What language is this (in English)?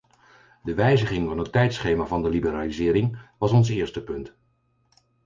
Dutch